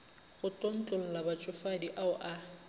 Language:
Northern Sotho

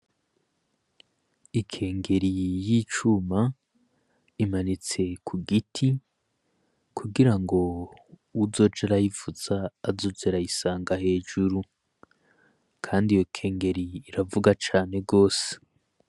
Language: Rundi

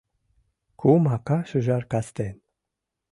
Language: Mari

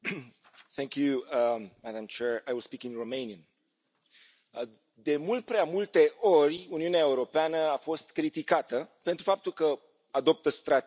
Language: Romanian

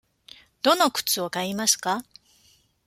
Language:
Japanese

